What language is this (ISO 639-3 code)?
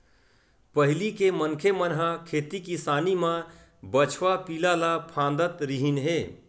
hne